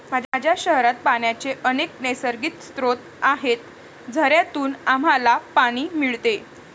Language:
Marathi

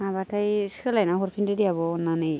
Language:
Bodo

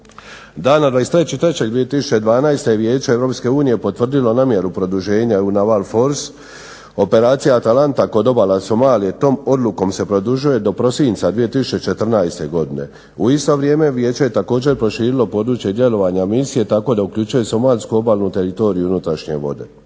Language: Croatian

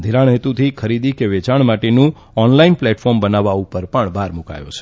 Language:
Gujarati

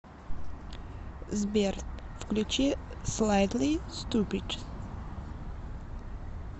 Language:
Russian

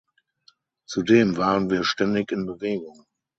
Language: German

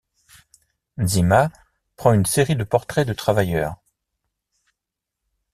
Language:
French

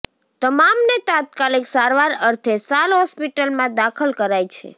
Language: Gujarati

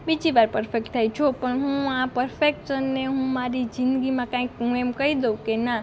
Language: Gujarati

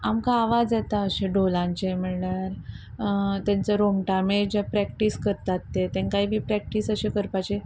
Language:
Konkani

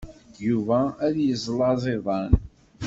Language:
Kabyle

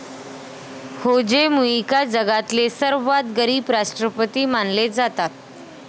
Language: Marathi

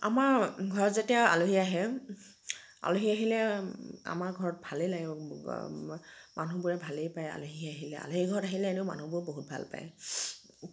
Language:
Assamese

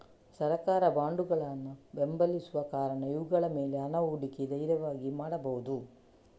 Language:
Kannada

